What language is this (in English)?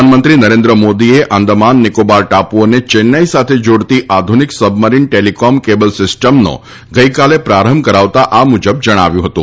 Gujarati